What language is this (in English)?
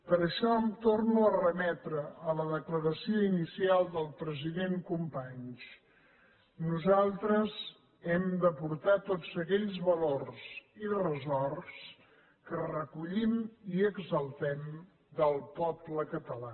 Catalan